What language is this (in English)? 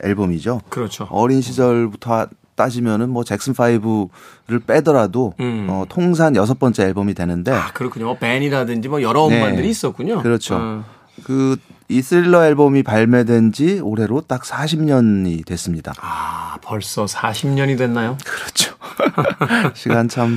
Korean